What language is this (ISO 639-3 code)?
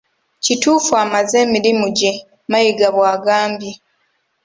lug